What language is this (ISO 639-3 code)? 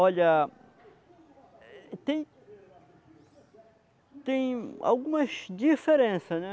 por